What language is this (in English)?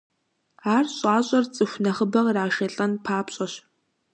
Kabardian